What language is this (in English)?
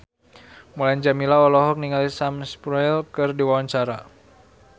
Sundanese